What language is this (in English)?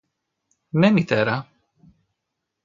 Greek